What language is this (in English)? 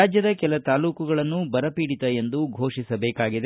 Kannada